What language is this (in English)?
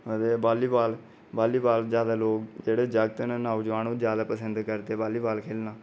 Dogri